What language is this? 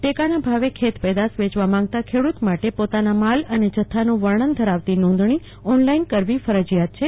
Gujarati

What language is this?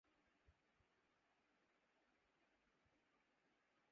Urdu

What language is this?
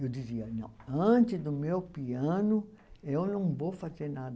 Portuguese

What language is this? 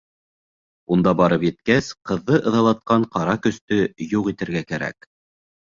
Bashkir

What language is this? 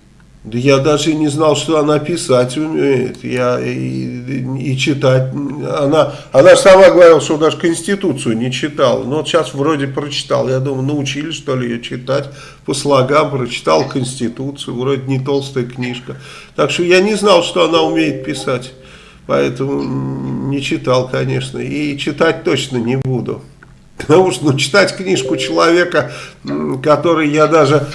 Russian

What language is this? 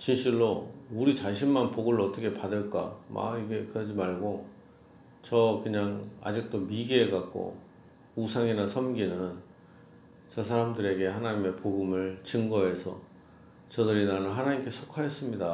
Korean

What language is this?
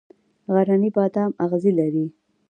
Pashto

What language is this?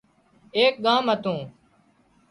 Wadiyara Koli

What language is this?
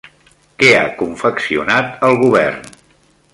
Catalan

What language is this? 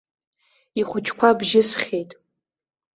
Abkhazian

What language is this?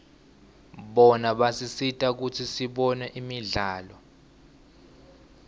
Swati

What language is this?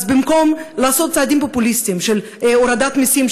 Hebrew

